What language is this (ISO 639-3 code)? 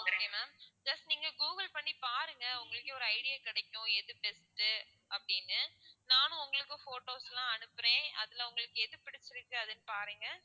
tam